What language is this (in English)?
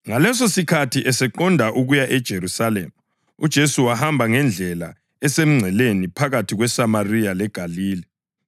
North Ndebele